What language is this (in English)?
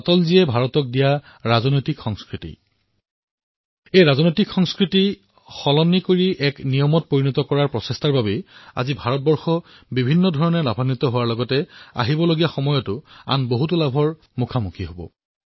Assamese